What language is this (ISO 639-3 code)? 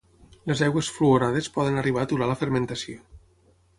cat